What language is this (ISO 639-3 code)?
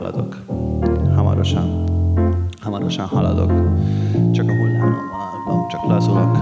hun